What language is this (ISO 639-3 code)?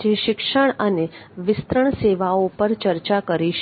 guj